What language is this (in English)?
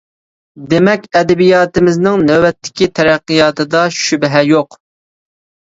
Uyghur